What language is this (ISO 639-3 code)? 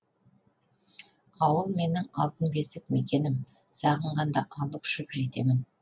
kaz